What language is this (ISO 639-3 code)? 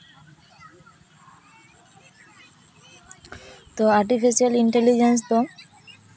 sat